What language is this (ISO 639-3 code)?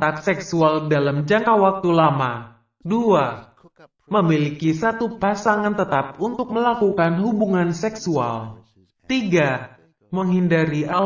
ind